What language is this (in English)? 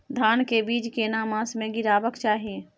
Maithili